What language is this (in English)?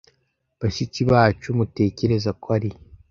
Kinyarwanda